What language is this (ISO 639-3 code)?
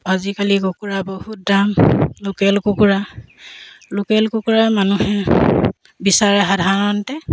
asm